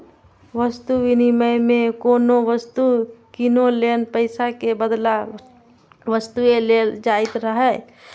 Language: Maithili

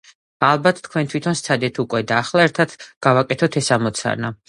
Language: Georgian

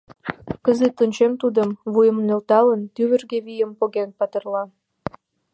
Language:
Mari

